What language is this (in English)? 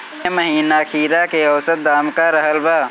Bhojpuri